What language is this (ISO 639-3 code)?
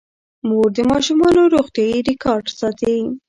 pus